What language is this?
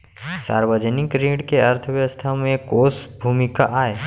Chhattisgarhi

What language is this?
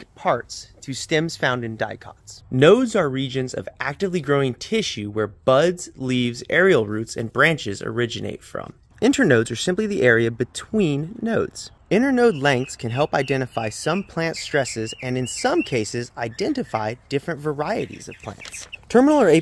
English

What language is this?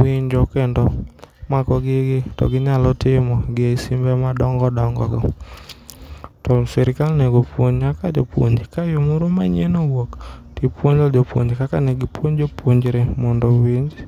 Luo (Kenya and Tanzania)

